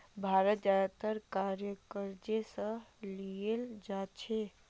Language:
Magahi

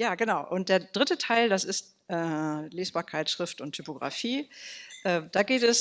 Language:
German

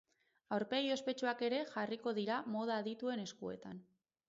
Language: Basque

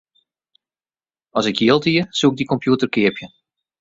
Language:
Western Frisian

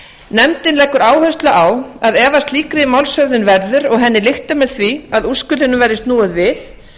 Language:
Icelandic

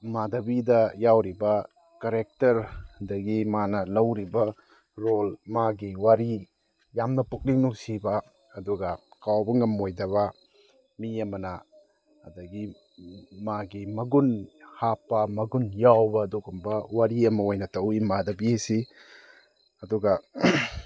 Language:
Manipuri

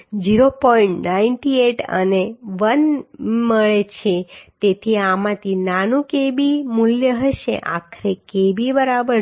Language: Gujarati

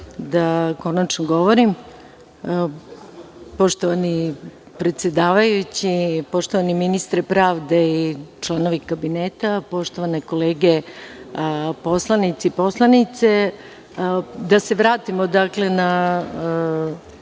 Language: Serbian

